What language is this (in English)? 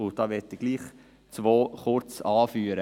Swiss German